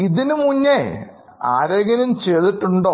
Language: Malayalam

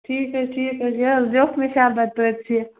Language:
Kashmiri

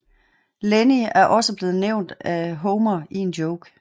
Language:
Danish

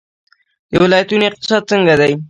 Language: Pashto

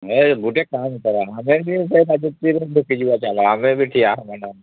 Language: Odia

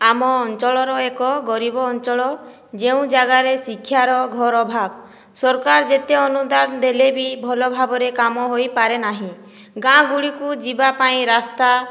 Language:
Odia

